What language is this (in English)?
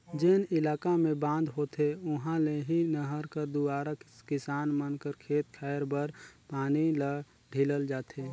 Chhattisgarhi